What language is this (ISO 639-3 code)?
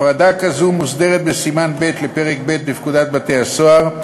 heb